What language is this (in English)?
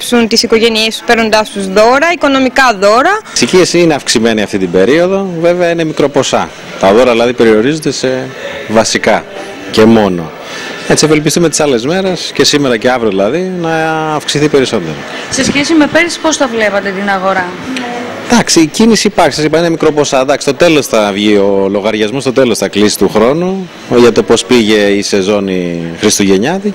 Greek